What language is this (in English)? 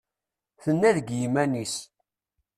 Kabyle